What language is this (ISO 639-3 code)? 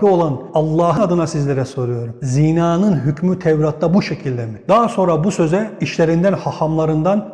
tur